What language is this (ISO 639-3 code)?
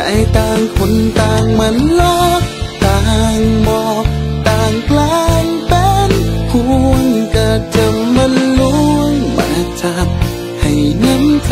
tha